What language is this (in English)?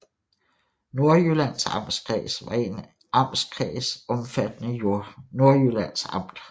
Danish